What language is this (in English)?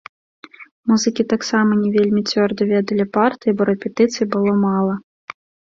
Belarusian